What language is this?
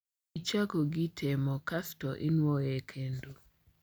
Luo (Kenya and Tanzania)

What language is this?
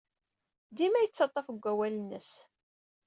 Kabyle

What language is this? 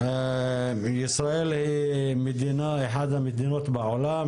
Hebrew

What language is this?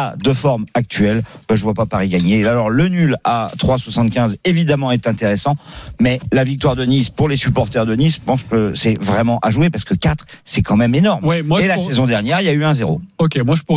French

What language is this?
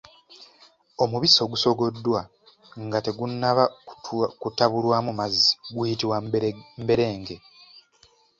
Ganda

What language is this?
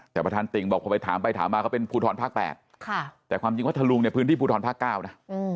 Thai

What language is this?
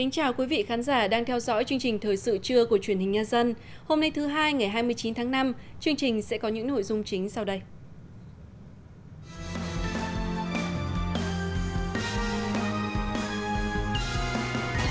Vietnamese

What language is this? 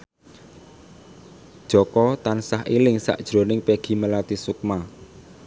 Javanese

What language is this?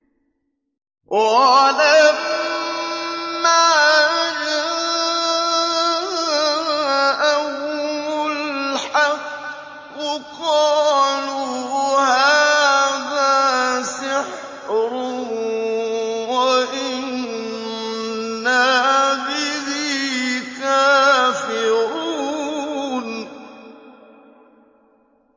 Arabic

